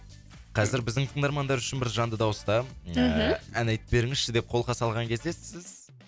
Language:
Kazakh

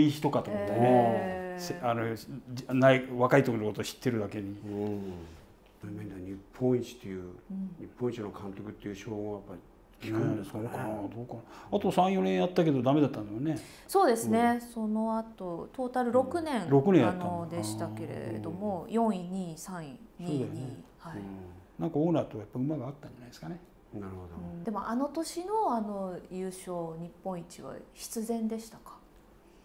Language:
Japanese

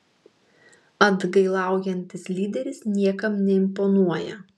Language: Lithuanian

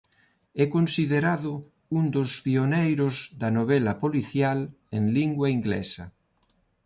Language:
Galician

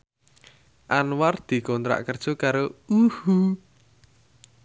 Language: Javanese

